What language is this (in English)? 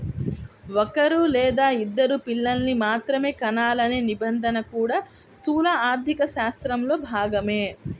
Telugu